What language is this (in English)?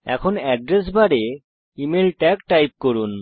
Bangla